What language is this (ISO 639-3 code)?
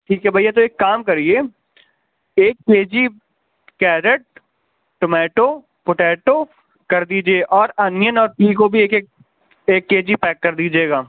urd